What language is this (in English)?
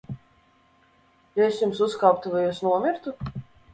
Latvian